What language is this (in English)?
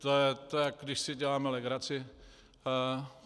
Czech